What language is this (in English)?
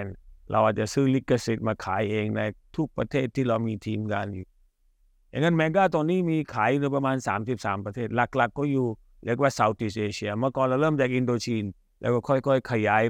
Thai